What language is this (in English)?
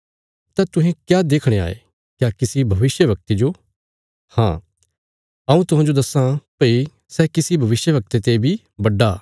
Bilaspuri